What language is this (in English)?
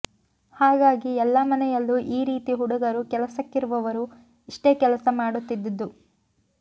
Kannada